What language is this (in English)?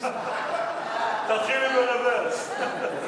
Hebrew